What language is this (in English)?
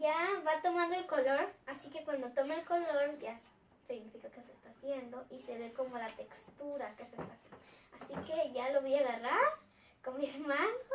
Spanish